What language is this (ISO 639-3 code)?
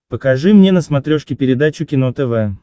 rus